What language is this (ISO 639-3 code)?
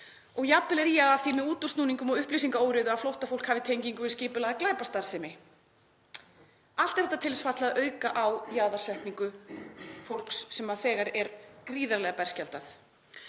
isl